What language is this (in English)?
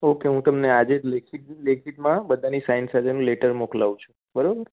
Gujarati